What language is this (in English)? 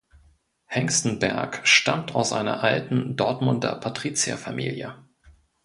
German